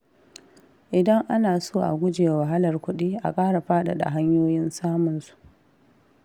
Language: Hausa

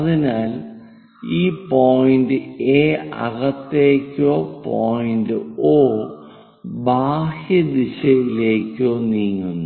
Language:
Malayalam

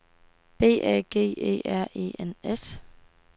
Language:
Danish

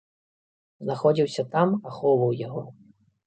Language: Belarusian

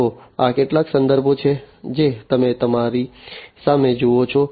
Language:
Gujarati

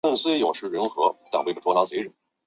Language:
Chinese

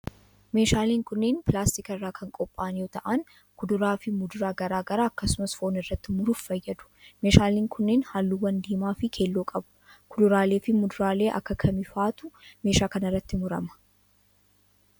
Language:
Oromo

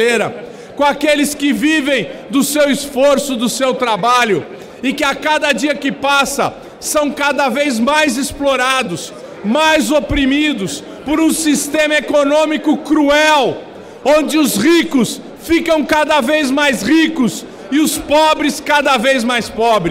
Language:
Portuguese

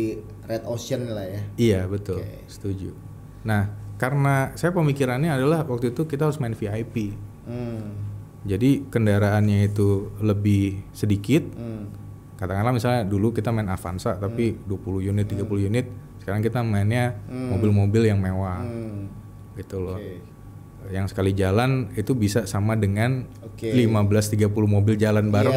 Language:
Indonesian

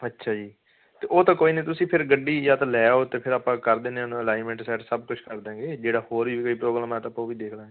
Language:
Punjabi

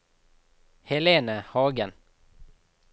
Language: Norwegian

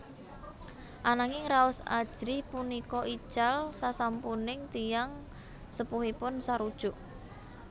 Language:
Javanese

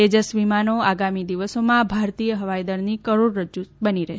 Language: Gujarati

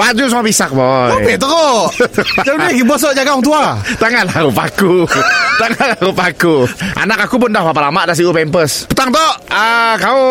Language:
Malay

